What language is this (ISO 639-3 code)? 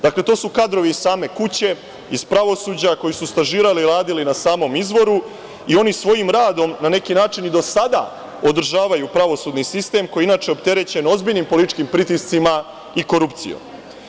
srp